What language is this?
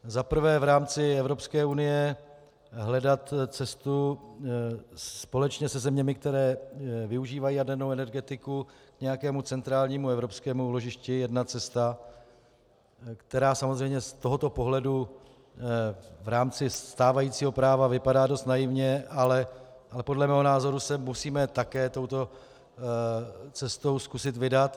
Czech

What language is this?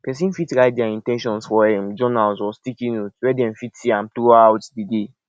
Nigerian Pidgin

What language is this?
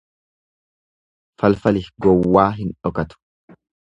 Oromo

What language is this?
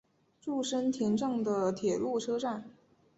Chinese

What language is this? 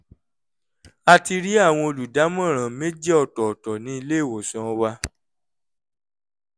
Yoruba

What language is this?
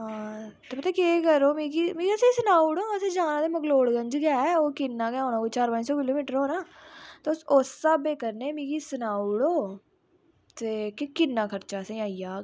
Dogri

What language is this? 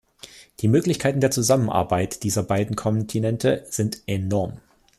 German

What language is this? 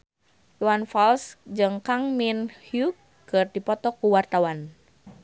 Sundanese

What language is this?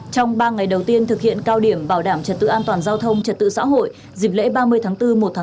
Vietnamese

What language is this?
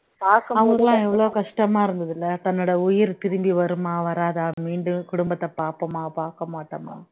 Tamil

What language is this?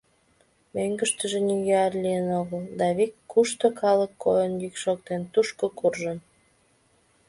Mari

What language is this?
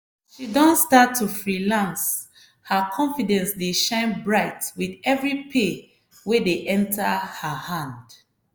Nigerian Pidgin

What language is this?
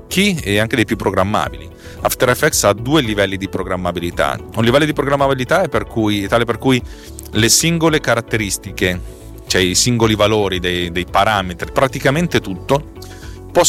Italian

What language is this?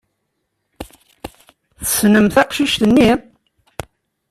Kabyle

